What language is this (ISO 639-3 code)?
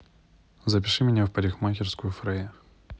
rus